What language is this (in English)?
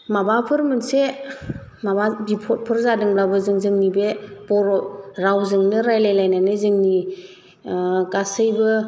Bodo